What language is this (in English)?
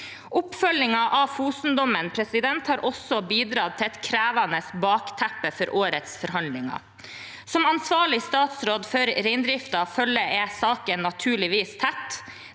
Norwegian